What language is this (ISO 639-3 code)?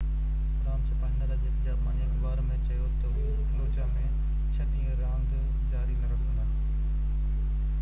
snd